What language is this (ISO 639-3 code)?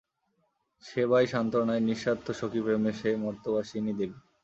ben